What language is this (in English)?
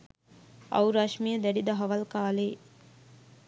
Sinhala